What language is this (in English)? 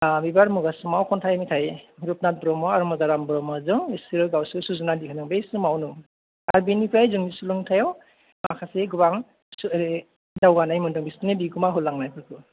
Bodo